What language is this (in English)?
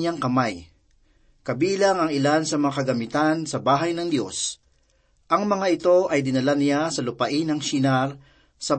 Filipino